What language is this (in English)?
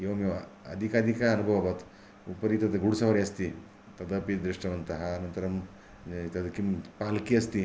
Sanskrit